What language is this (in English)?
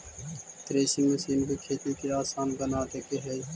Magahi